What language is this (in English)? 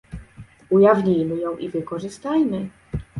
Polish